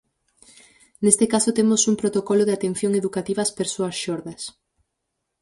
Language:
Galician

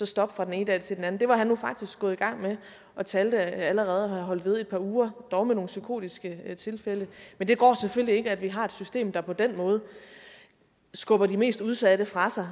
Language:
Danish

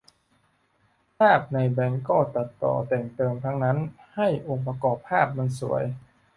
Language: Thai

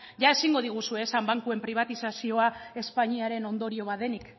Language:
Basque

